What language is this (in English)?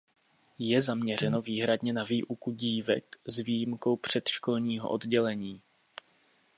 Czech